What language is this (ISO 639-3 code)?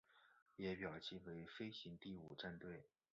zho